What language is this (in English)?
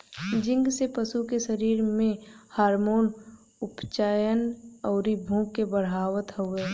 Bhojpuri